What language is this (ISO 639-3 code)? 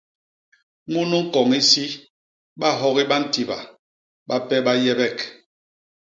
bas